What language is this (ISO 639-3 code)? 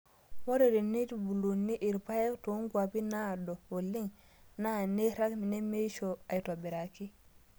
mas